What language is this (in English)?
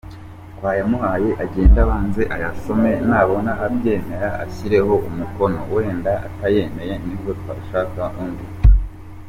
Kinyarwanda